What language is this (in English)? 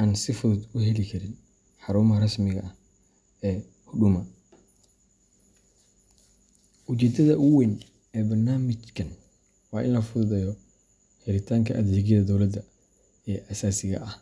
Somali